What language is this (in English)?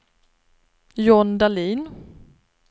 Swedish